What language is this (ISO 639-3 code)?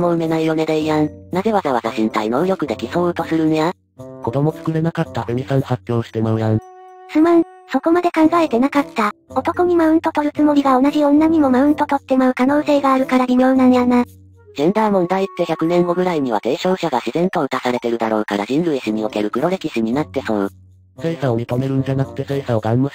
jpn